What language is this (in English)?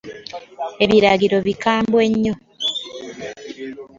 Ganda